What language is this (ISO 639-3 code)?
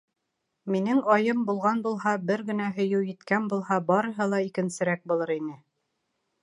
bak